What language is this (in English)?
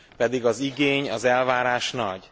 Hungarian